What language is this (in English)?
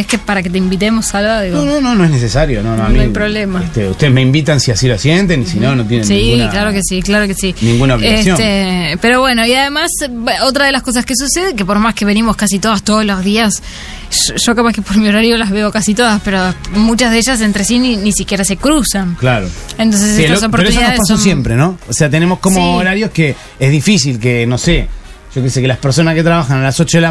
Spanish